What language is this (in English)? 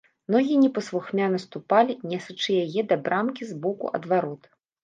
Belarusian